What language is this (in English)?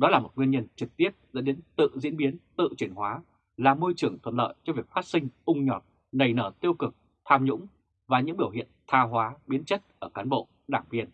Vietnamese